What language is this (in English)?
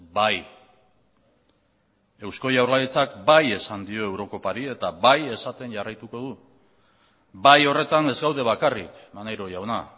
Basque